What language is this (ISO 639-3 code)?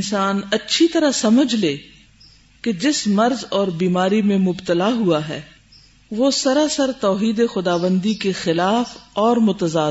urd